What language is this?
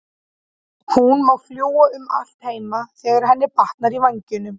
Icelandic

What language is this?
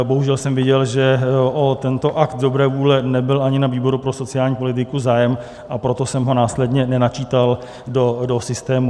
Czech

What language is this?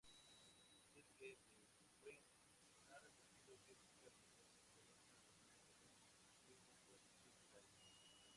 Spanish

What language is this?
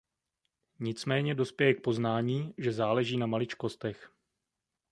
Czech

